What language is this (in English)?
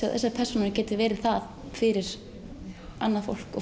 Icelandic